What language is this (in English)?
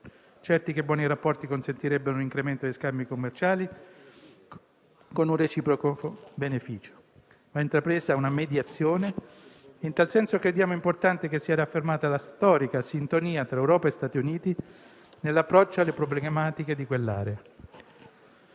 Italian